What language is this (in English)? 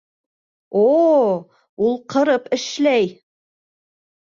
Bashkir